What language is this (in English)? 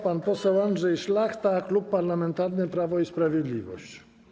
Polish